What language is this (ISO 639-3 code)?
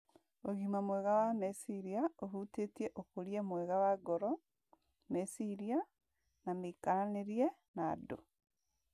kik